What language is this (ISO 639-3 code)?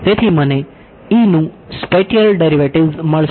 guj